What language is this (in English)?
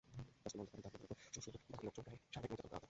Bangla